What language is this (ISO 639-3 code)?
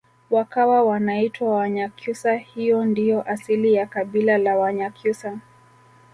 swa